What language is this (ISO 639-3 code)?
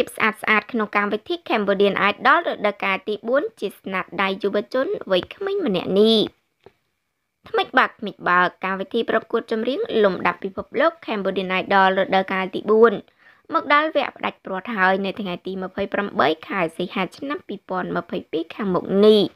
tha